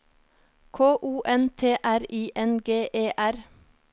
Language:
Norwegian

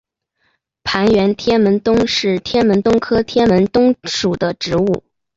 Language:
Chinese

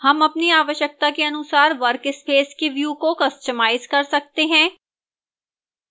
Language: Hindi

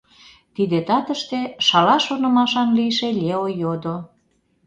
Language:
Mari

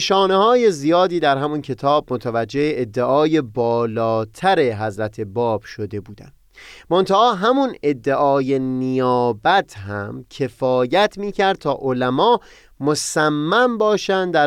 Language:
Persian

